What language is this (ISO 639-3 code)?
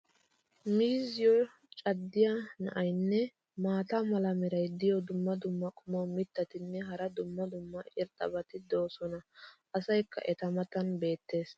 wal